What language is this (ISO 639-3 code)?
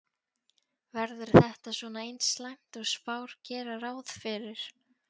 isl